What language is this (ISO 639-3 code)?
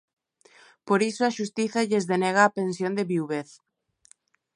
glg